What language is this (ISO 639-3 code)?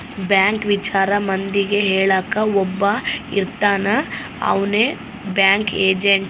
kan